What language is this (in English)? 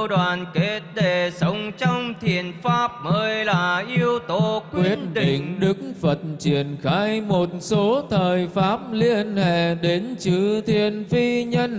Vietnamese